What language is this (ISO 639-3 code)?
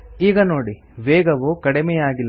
kan